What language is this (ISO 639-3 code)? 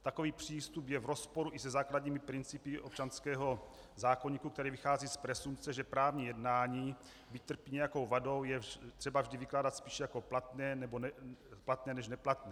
ces